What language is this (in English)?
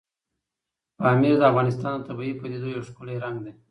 Pashto